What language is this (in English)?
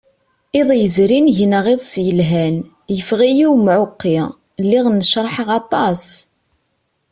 Kabyle